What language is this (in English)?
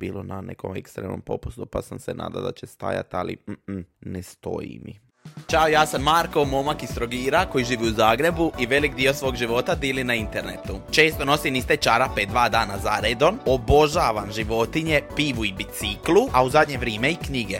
Croatian